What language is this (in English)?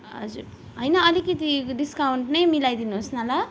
Nepali